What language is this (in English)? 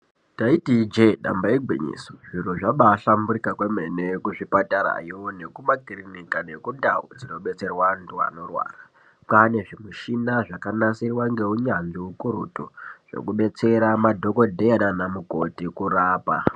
Ndau